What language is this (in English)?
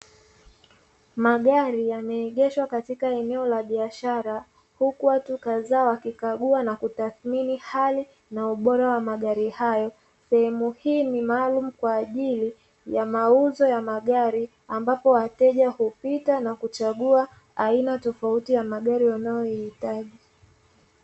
Swahili